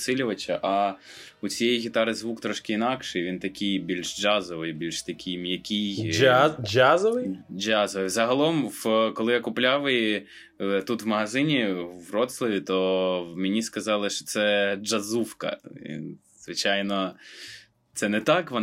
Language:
Ukrainian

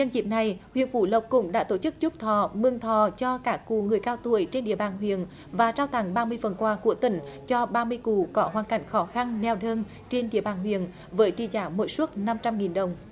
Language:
Vietnamese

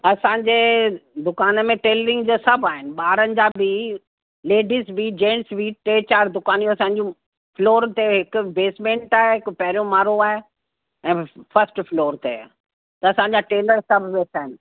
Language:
Sindhi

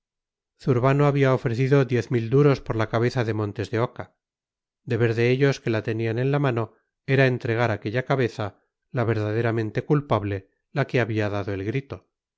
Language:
Spanish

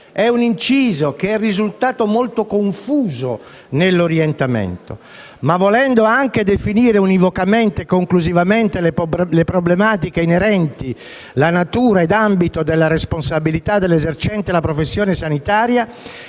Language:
Italian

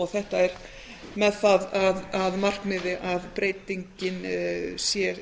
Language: Icelandic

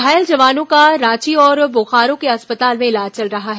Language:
Hindi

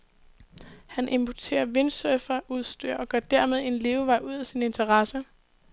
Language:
Danish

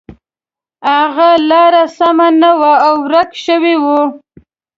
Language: Pashto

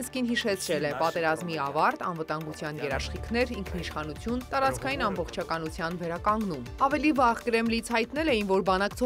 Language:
Romanian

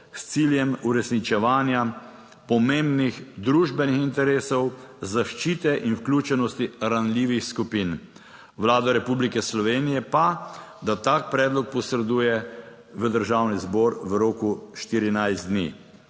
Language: Slovenian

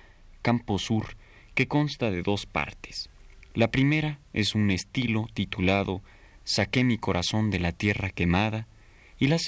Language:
Spanish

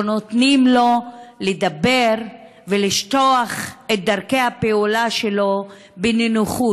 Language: Hebrew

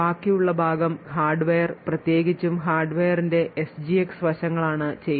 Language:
Malayalam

